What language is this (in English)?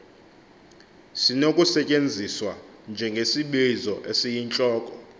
Xhosa